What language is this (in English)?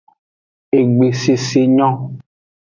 Aja (Benin)